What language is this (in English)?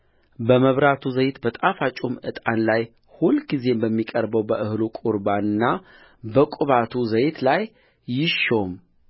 Amharic